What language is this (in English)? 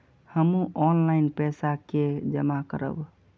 Maithili